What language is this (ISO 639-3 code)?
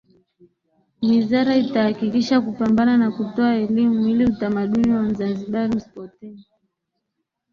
swa